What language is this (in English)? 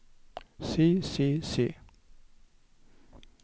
Norwegian